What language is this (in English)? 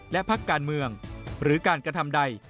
Thai